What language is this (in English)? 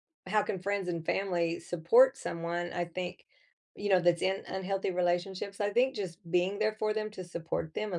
English